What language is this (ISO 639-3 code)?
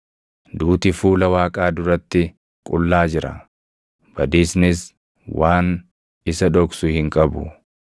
orm